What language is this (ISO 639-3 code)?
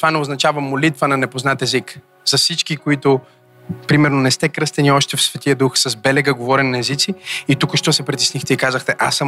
bul